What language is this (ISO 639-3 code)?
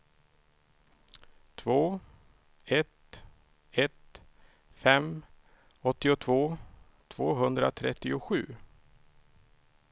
swe